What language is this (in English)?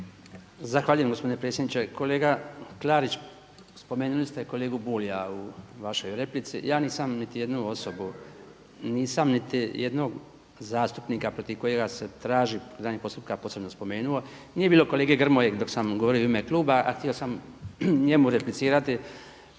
Croatian